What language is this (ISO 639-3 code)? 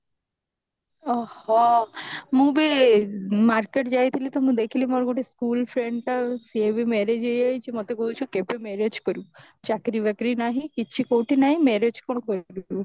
ori